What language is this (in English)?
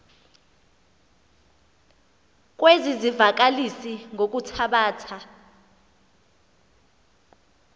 Xhosa